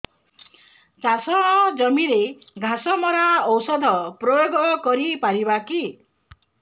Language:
Odia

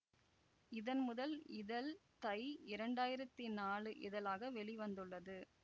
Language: Tamil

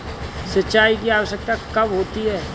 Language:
Hindi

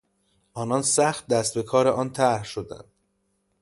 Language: Persian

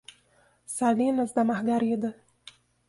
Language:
Portuguese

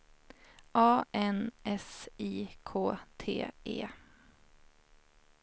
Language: Swedish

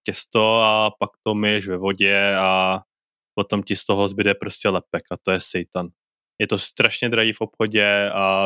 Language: Czech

